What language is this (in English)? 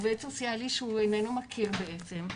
Hebrew